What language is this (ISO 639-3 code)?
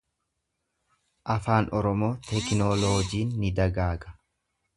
orm